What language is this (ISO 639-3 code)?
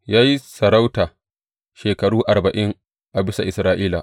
hau